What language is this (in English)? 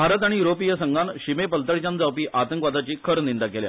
Konkani